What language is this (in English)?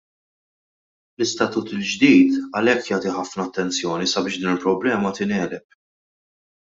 Maltese